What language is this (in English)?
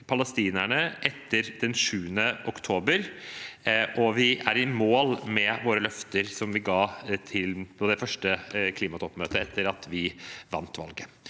Norwegian